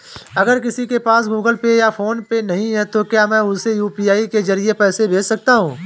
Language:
Hindi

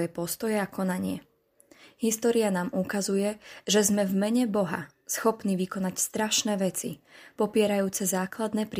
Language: Slovak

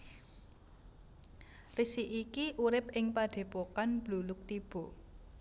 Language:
Javanese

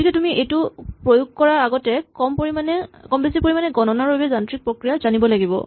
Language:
Assamese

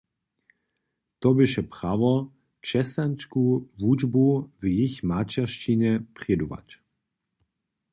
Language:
Upper Sorbian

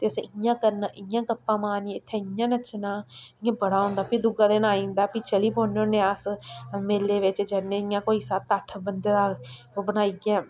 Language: Dogri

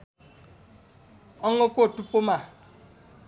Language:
Nepali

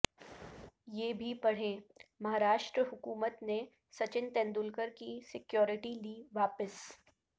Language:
Urdu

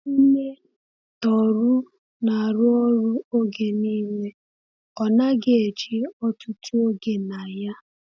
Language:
Igbo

